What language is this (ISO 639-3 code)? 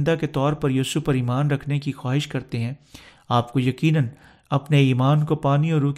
urd